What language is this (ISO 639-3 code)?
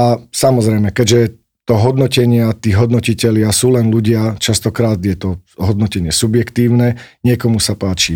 slk